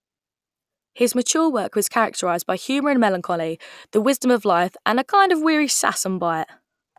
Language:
English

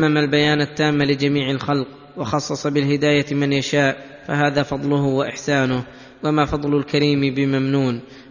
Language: Arabic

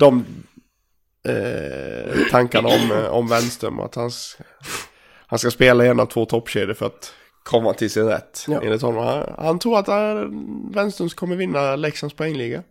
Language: Swedish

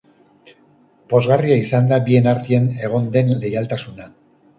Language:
Basque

